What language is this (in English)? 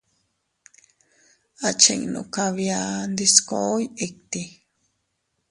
Teutila Cuicatec